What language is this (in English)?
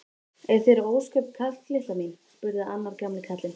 Icelandic